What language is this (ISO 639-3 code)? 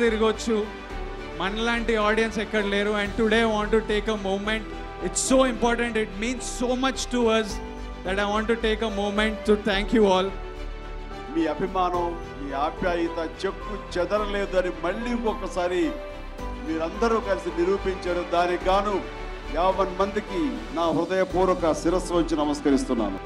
tel